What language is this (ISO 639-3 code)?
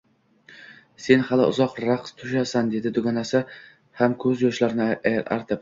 uzb